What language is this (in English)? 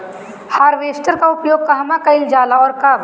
Bhojpuri